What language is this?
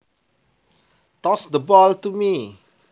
Javanese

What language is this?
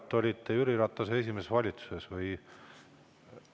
Estonian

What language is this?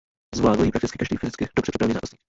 Czech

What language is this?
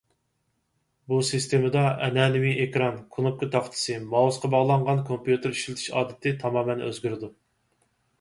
Uyghur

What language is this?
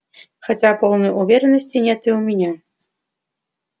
Russian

